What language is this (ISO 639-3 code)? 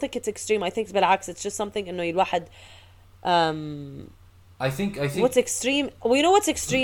ara